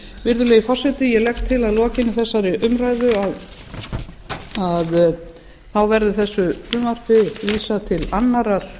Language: Icelandic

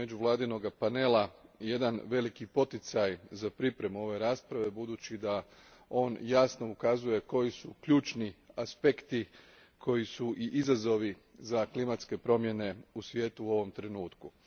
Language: Croatian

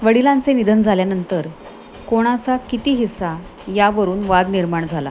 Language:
Marathi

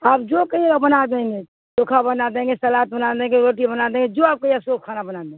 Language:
Urdu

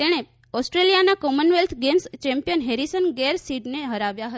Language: Gujarati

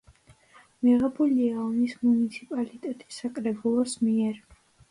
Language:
Georgian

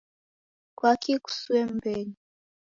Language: Taita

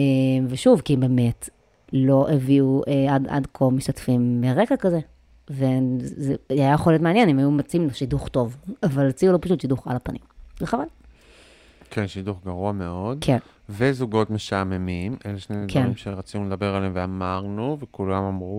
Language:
Hebrew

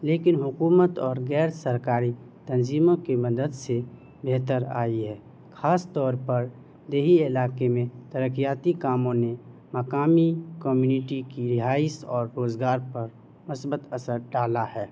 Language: Urdu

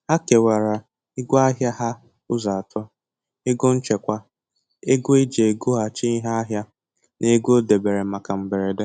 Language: Igbo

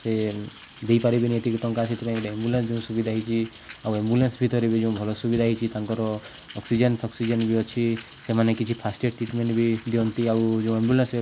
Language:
Odia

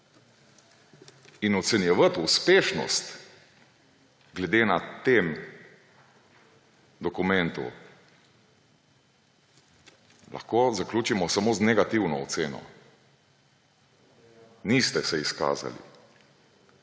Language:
Slovenian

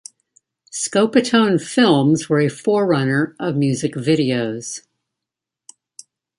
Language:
English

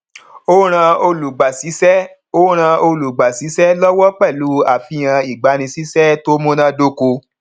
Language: Yoruba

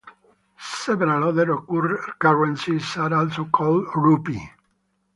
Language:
English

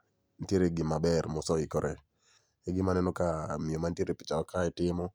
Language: Luo (Kenya and Tanzania)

